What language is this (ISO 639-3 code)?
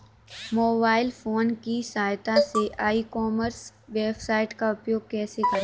hin